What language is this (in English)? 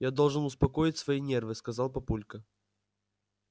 Russian